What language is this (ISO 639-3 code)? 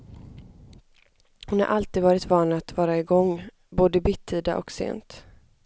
swe